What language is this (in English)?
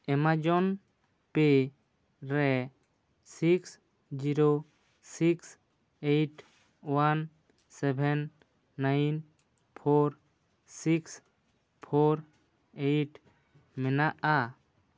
Santali